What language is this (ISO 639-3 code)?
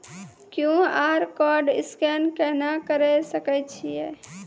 mai